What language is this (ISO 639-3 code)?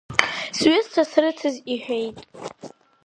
abk